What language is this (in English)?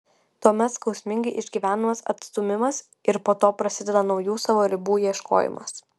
Lithuanian